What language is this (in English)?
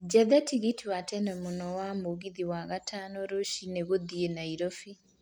Kikuyu